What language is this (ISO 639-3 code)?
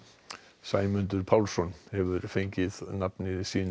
isl